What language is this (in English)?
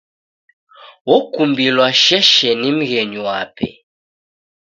Taita